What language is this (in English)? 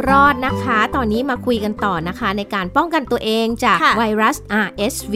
Thai